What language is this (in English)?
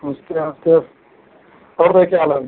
Hindi